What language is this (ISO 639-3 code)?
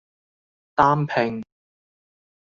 yue